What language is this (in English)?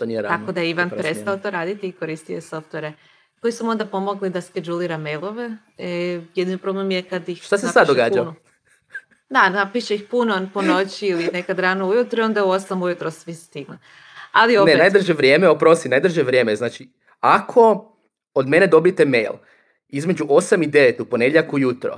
Croatian